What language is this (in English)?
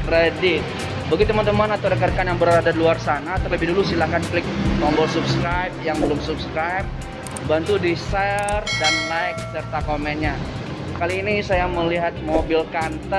Indonesian